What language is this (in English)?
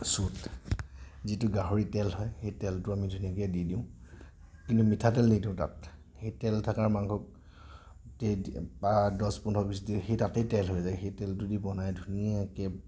Assamese